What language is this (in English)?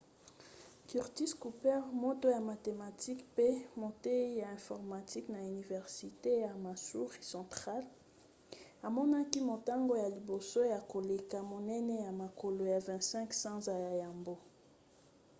Lingala